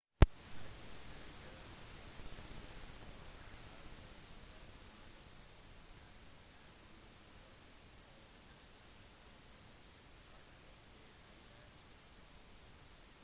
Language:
Norwegian Bokmål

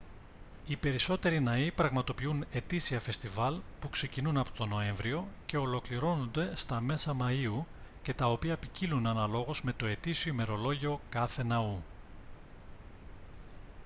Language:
Greek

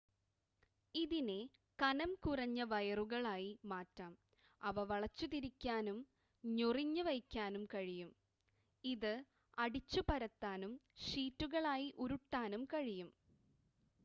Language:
Malayalam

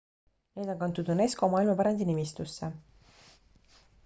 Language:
Estonian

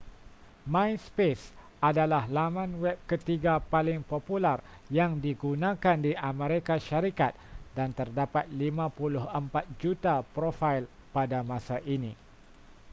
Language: Malay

